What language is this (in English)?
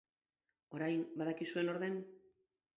Basque